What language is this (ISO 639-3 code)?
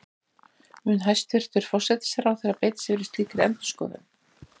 isl